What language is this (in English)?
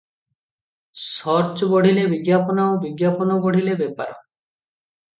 Odia